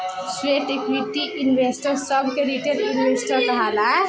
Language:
Bhojpuri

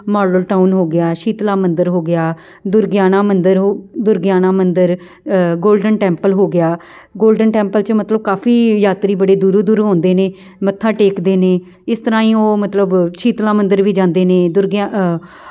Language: Punjabi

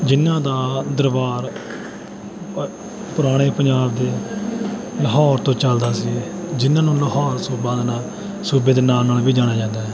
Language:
Punjabi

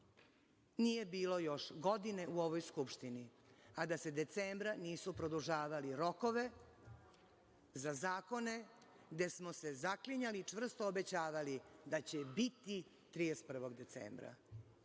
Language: Serbian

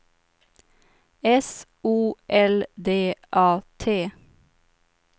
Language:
Swedish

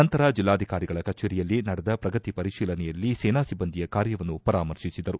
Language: Kannada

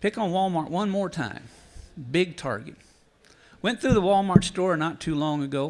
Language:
English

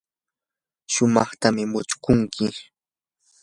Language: Yanahuanca Pasco Quechua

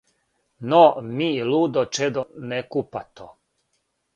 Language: Serbian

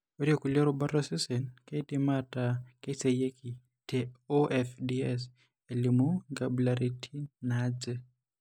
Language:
Masai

